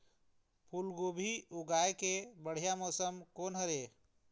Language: Chhattisgarhi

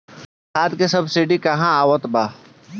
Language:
Bhojpuri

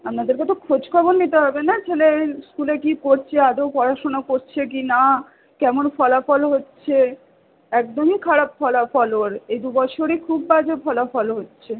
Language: Bangla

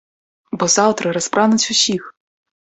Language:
Belarusian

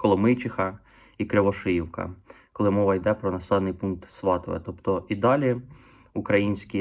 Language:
Ukrainian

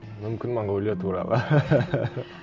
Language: Kazakh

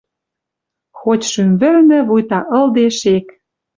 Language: Western Mari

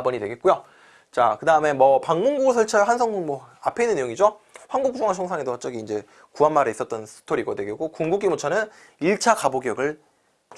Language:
Korean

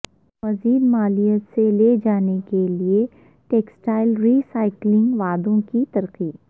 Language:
Urdu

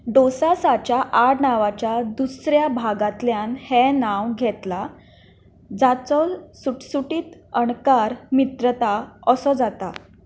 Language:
Konkani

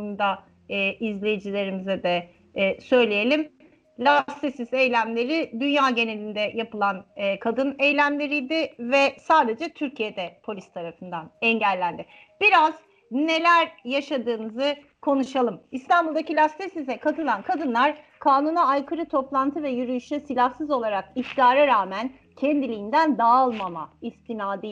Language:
Turkish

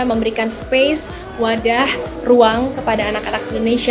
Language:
Indonesian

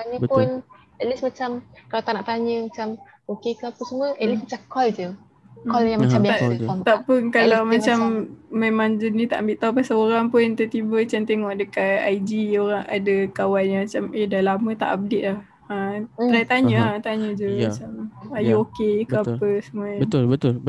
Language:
Malay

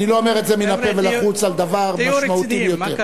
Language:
Hebrew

